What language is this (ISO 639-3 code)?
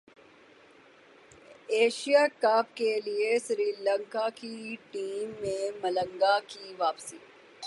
urd